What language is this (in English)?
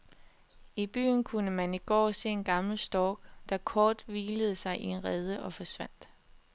Danish